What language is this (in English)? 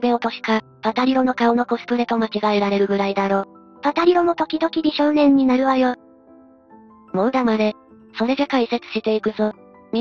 Japanese